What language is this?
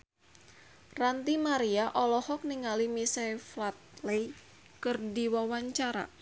Sundanese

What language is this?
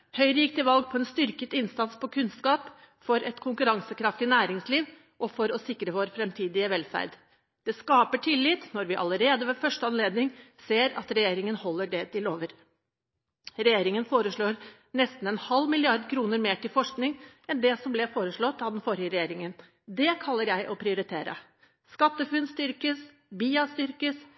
Norwegian Bokmål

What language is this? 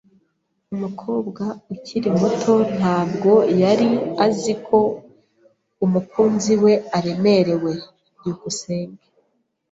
Kinyarwanda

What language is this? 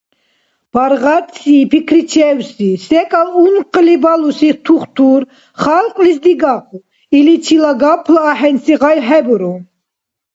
Dargwa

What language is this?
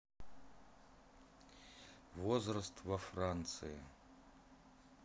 Russian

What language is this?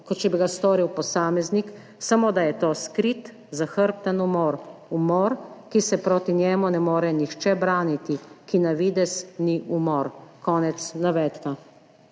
Slovenian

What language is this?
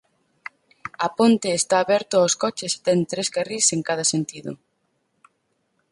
Galician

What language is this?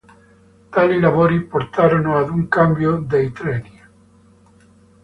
Italian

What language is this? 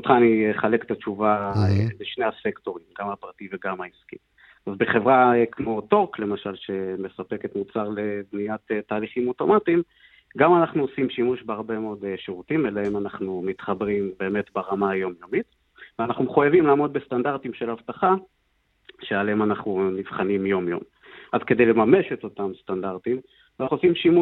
Hebrew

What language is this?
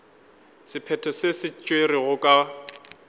Northern Sotho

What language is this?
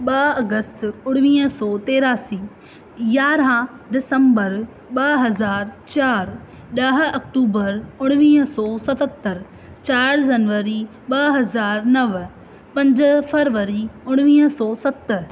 Sindhi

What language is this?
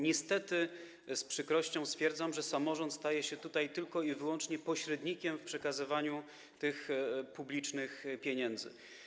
Polish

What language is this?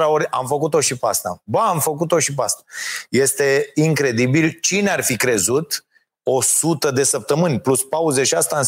Romanian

